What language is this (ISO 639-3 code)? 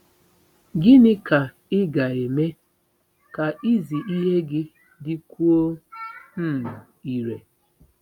ibo